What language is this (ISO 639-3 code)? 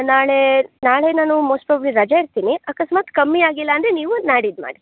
kan